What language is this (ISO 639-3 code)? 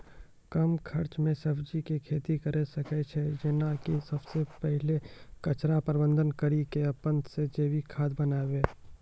mai